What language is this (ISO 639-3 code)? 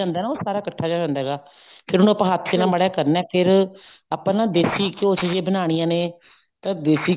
pan